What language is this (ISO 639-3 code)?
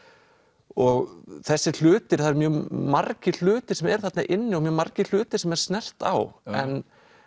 isl